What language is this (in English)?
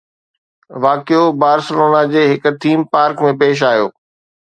Sindhi